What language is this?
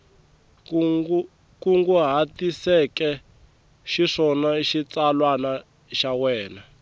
Tsonga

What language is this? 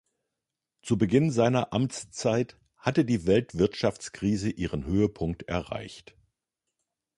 German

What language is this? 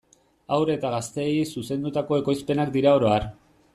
Basque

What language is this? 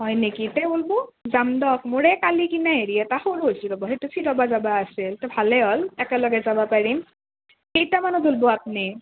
Assamese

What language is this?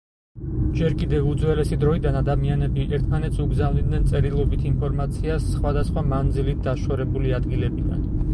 Georgian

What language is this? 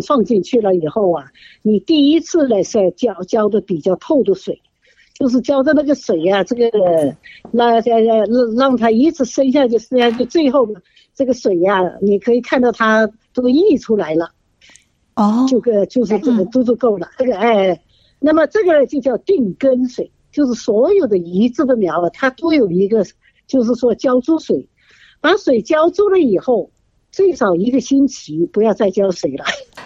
Chinese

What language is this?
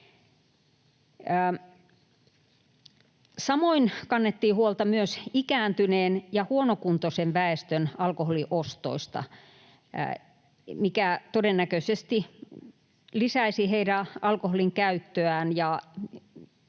Finnish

